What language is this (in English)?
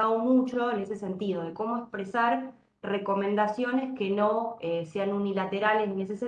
Spanish